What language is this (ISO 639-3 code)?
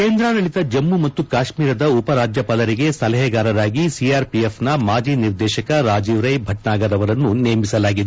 kan